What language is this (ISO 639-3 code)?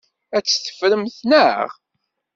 kab